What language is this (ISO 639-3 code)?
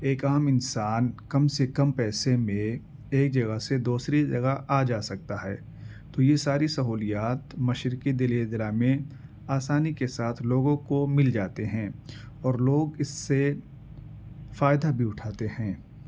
urd